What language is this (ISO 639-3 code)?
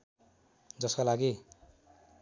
nep